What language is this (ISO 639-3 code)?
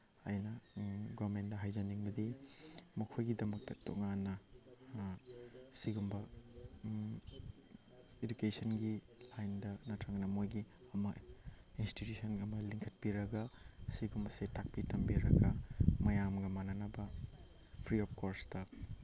mni